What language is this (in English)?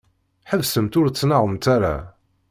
Kabyle